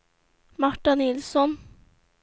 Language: Swedish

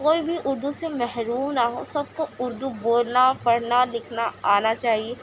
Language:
Urdu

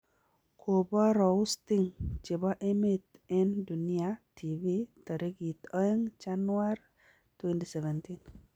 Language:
Kalenjin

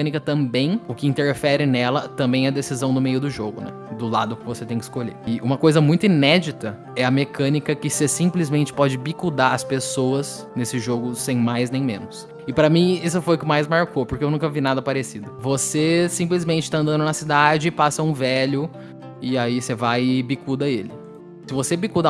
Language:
Portuguese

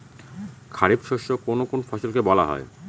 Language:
Bangla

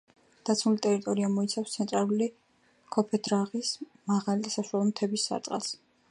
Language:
Georgian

